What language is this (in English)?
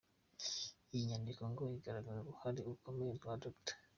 Kinyarwanda